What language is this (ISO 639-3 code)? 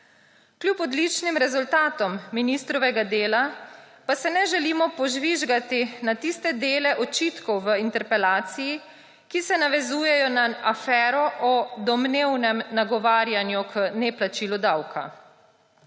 slv